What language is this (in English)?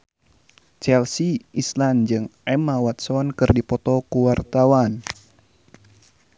Sundanese